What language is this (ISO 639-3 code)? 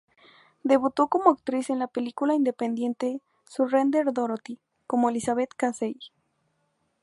spa